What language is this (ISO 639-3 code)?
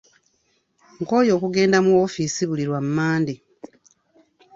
lug